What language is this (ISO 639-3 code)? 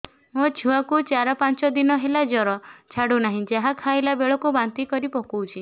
ori